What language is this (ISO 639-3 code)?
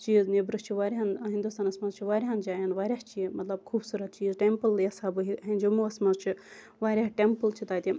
kas